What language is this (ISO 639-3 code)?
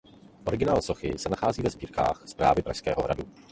ces